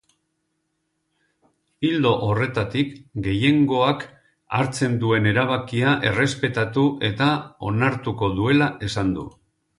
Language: Basque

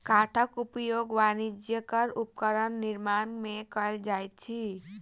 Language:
Maithili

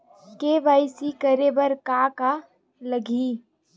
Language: Chhattisgarhi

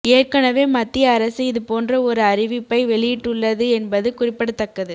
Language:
Tamil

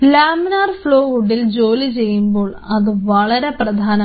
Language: Malayalam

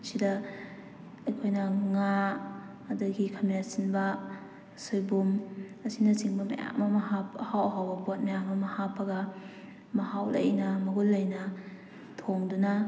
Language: Manipuri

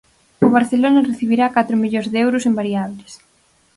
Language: Galician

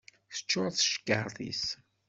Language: Kabyle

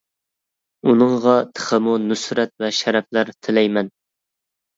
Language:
Uyghur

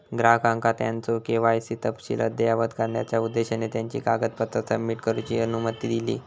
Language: Marathi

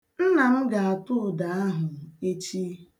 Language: Igbo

